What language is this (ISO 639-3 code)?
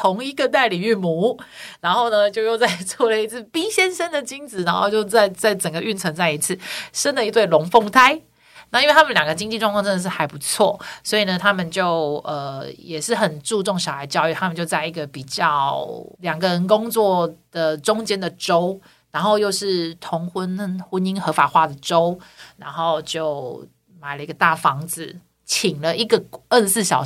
zho